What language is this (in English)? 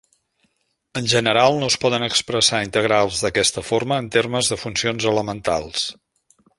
Catalan